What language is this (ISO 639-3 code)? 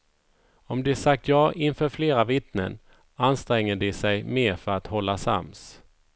swe